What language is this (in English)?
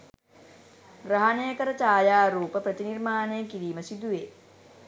Sinhala